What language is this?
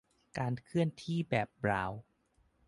Thai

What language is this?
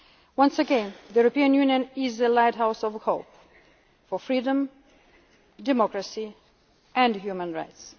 English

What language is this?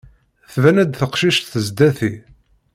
Kabyle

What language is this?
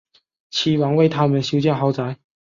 Chinese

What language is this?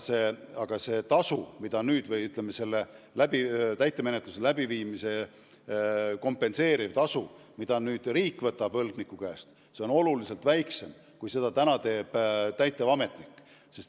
Estonian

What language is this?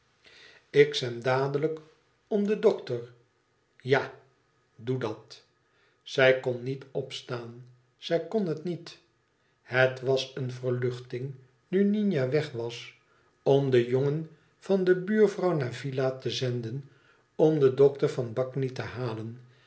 Dutch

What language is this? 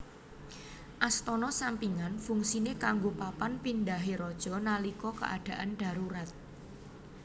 Javanese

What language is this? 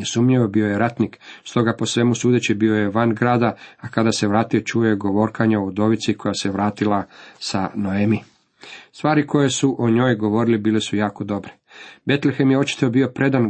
Croatian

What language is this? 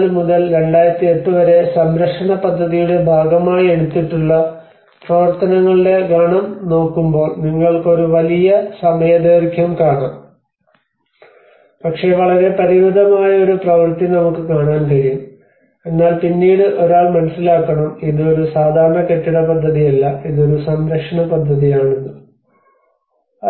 Malayalam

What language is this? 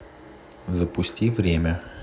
Russian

